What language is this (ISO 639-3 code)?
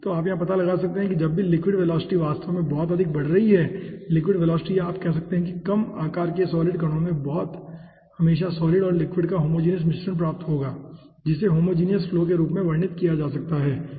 hin